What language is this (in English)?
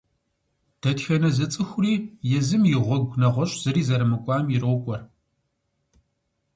Kabardian